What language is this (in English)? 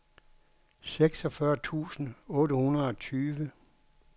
Danish